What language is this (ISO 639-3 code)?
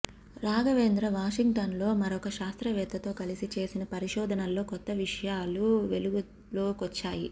tel